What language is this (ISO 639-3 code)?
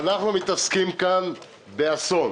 heb